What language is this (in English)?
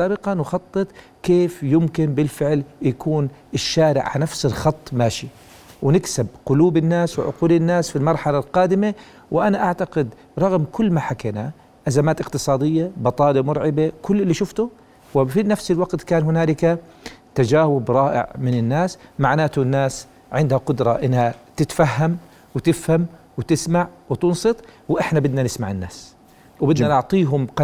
Arabic